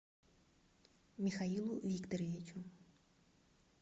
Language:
Russian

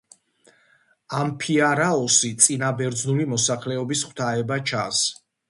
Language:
Georgian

